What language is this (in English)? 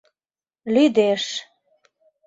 Mari